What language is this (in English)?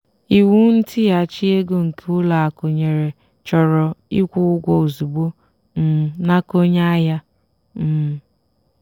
Igbo